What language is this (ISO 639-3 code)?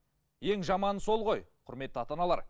kaz